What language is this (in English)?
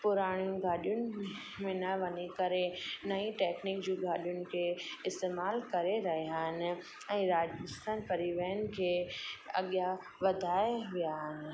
Sindhi